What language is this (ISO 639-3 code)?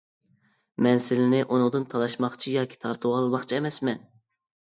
uig